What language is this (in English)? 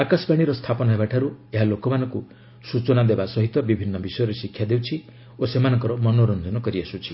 Odia